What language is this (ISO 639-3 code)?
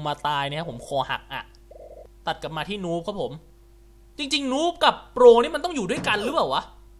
tha